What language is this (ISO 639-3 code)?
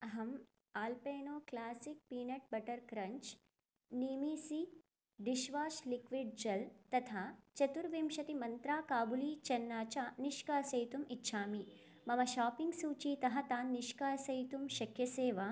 san